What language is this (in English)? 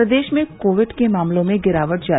Hindi